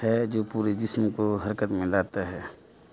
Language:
Urdu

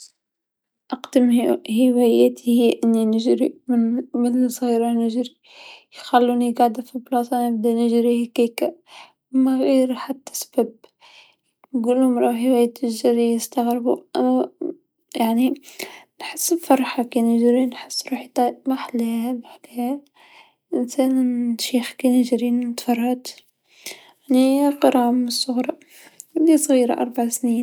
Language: Tunisian Arabic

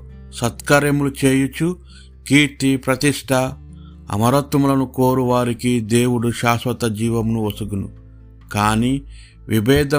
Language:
Telugu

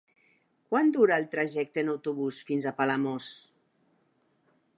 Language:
Catalan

